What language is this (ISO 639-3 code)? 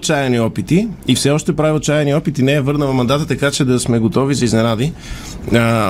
bul